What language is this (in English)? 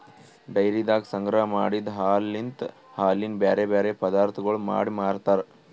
Kannada